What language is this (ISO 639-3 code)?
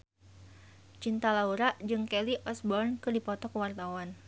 sun